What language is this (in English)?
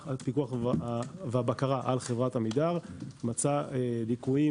Hebrew